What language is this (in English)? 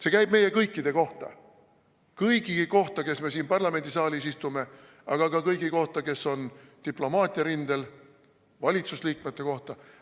Estonian